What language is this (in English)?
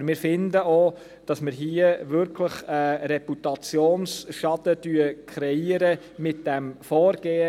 Swiss German